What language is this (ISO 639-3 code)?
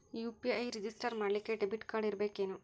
kan